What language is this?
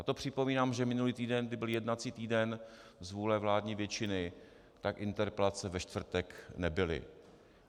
Czech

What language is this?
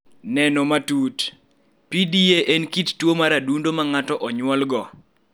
Luo (Kenya and Tanzania)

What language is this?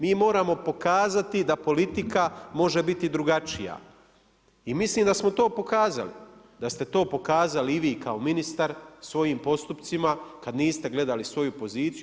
Croatian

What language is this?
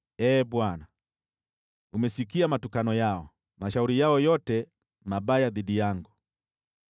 Swahili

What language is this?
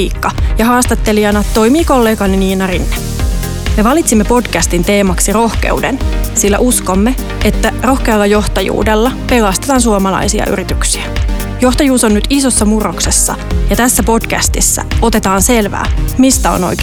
Finnish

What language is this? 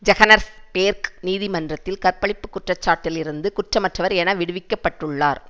Tamil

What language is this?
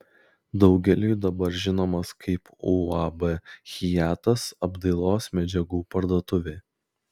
Lithuanian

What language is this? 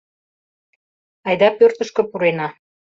Mari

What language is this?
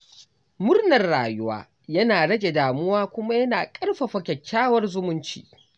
Hausa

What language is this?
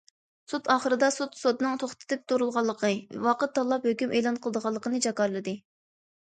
Uyghur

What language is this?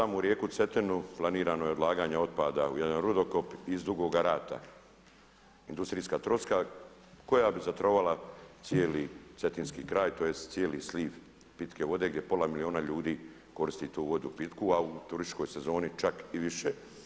Croatian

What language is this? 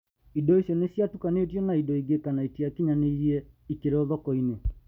Kikuyu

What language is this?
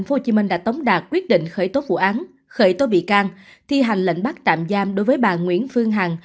Vietnamese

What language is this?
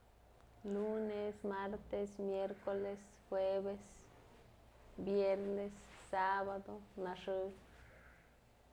Mazatlán Mixe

